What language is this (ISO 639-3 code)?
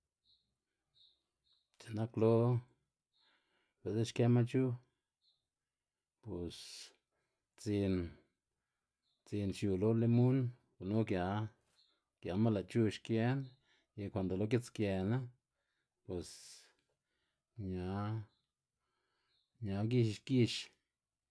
ztg